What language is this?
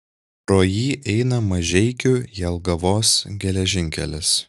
Lithuanian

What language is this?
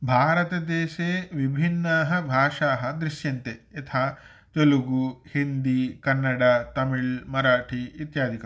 Sanskrit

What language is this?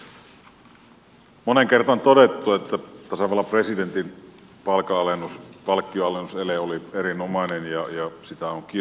Finnish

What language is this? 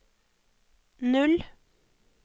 Norwegian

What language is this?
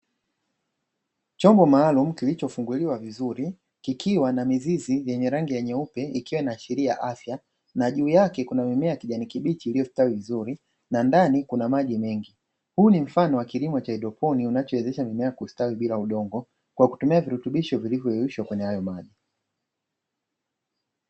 Swahili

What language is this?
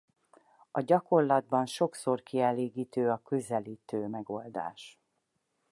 Hungarian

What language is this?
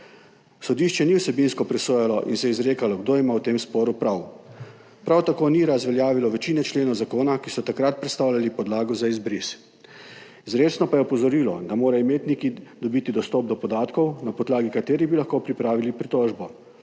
Slovenian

